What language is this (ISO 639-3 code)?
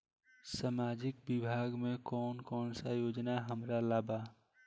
bho